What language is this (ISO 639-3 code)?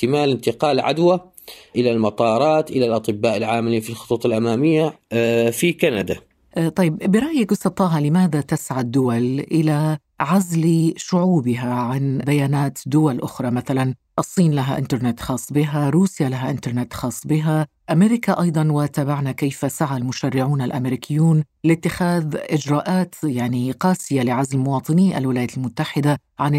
ara